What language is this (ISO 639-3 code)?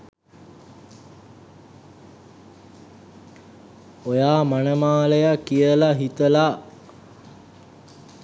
sin